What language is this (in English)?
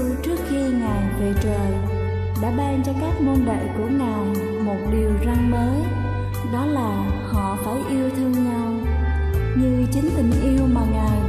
Vietnamese